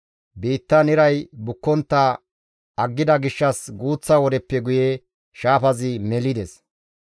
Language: Gamo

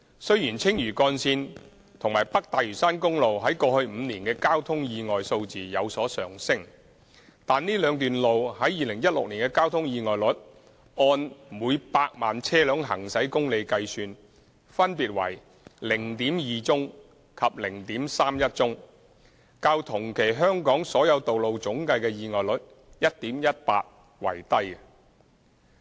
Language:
Cantonese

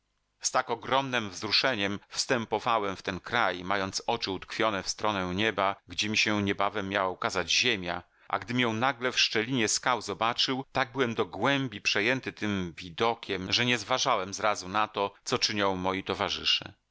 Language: Polish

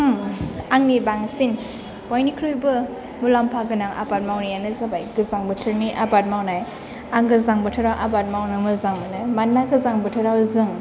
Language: Bodo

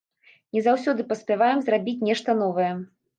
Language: Belarusian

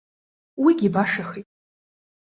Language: Abkhazian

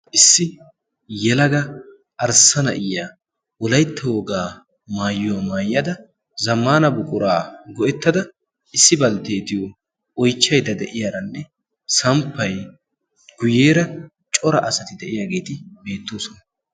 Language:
Wolaytta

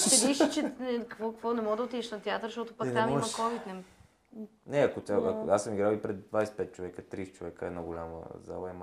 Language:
Bulgarian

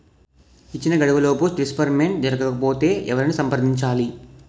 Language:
Telugu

